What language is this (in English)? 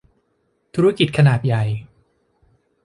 Thai